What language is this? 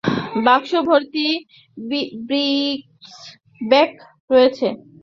Bangla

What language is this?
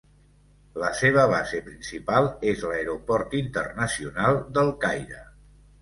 Catalan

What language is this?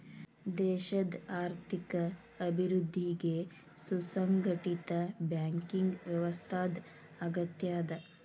Kannada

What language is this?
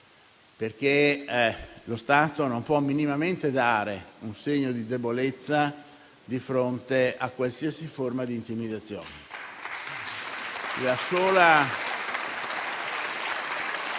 Italian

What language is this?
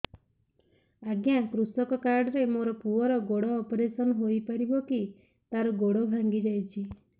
Odia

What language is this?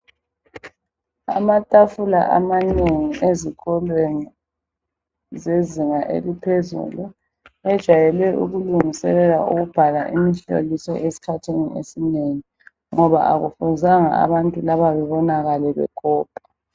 North Ndebele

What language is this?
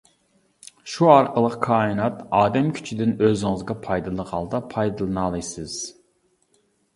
Uyghur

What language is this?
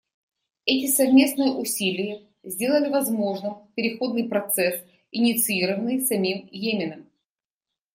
Russian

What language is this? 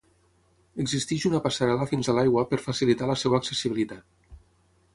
Catalan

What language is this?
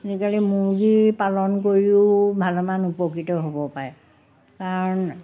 Assamese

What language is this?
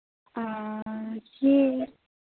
Santali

